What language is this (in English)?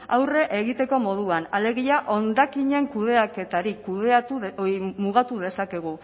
Basque